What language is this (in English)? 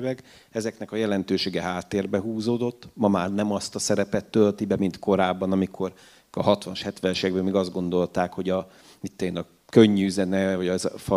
Hungarian